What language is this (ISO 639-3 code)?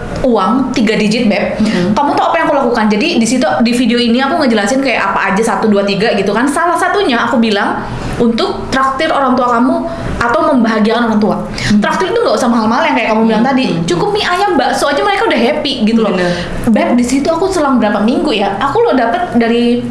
ind